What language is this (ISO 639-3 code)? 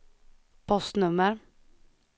swe